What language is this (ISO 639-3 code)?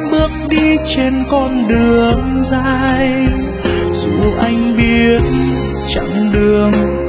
vie